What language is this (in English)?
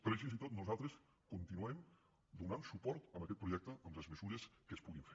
Catalan